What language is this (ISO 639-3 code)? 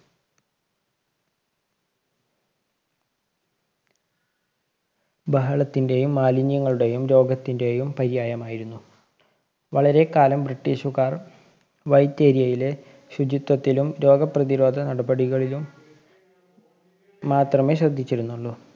mal